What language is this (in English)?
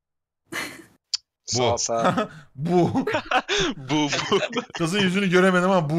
Turkish